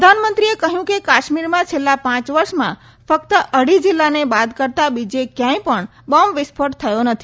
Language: Gujarati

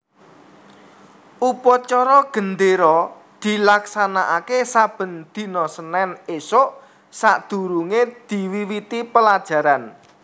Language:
Javanese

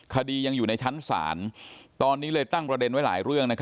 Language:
Thai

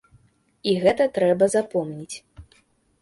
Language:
Belarusian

